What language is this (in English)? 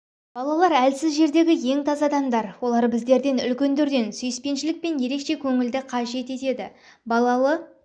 Kazakh